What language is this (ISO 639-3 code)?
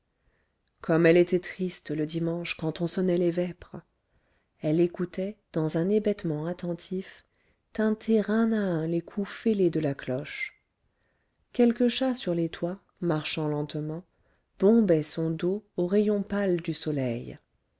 fra